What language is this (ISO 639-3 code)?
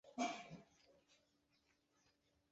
zho